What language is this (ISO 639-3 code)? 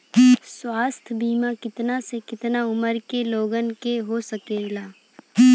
bho